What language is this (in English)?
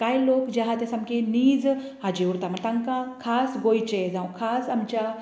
Konkani